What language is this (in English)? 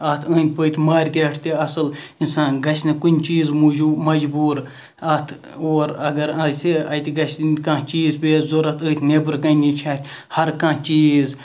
Kashmiri